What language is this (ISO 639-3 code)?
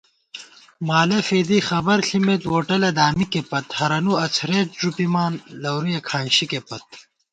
gwt